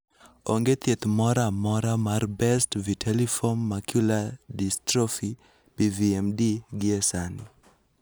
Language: Luo (Kenya and Tanzania)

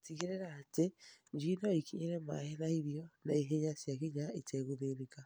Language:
Kikuyu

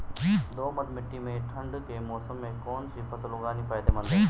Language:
Hindi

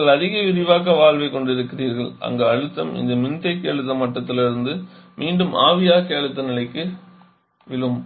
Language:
Tamil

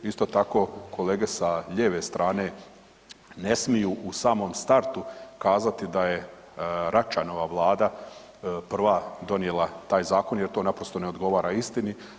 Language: Croatian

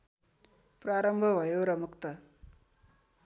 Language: Nepali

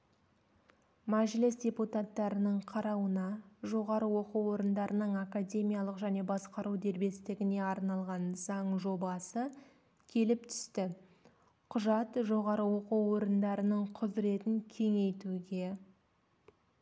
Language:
Kazakh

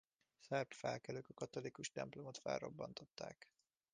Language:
Hungarian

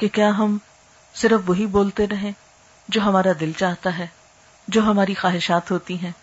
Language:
Urdu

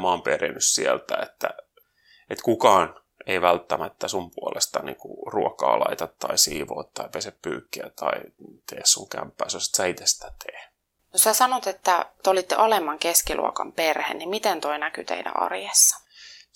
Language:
Finnish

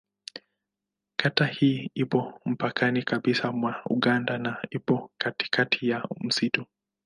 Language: Swahili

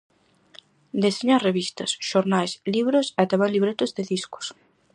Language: Galician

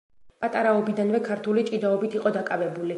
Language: Georgian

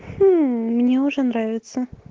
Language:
Russian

